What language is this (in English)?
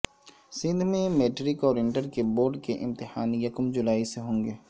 Urdu